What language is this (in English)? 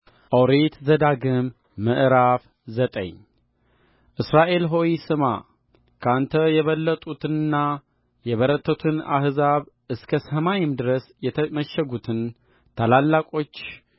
Amharic